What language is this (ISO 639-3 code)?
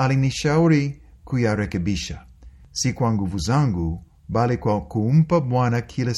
swa